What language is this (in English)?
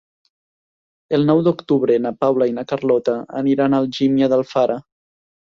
Catalan